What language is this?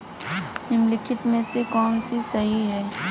Hindi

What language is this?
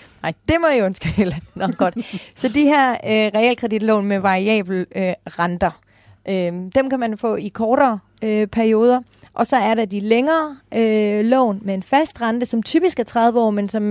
Danish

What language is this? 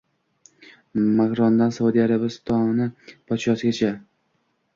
Uzbek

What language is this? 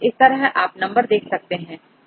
Hindi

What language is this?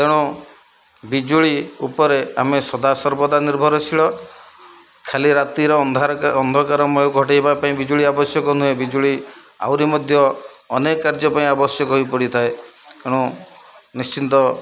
Odia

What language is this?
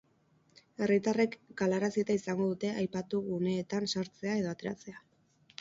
Basque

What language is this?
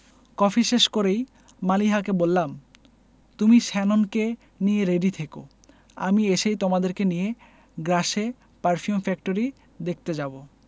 Bangla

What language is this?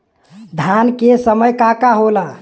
Bhojpuri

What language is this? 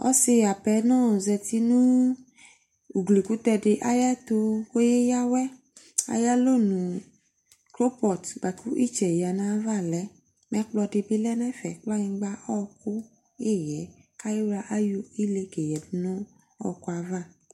Ikposo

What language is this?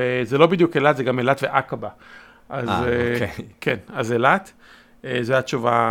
Hebrew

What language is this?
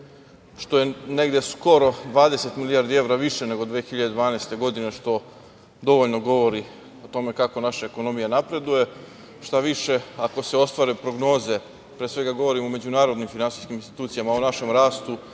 Serbian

